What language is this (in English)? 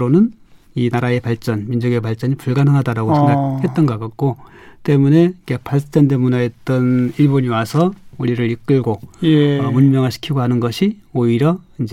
Korean